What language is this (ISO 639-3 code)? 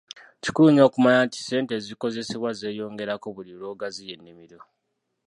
lug